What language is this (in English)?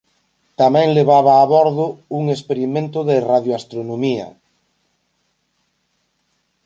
Galician